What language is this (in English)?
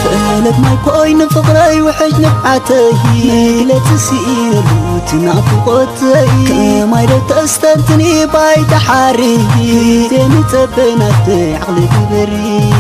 Arabic